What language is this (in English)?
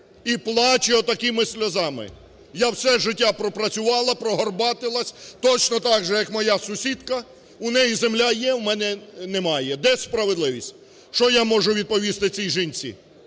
Ukrainian